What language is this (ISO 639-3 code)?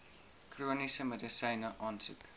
afr